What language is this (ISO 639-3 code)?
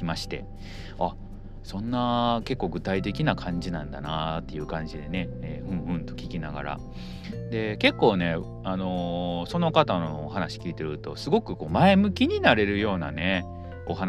jpn